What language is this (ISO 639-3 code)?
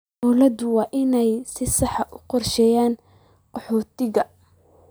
som